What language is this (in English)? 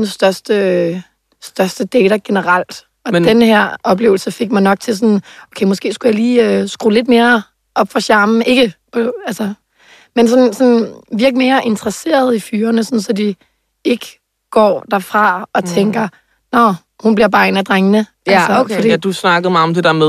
Danish